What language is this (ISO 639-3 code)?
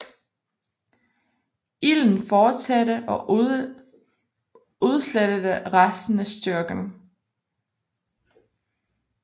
dan